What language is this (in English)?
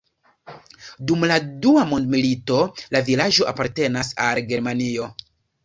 Esperanto